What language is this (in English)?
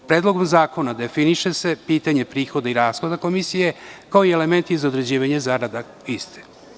Serbian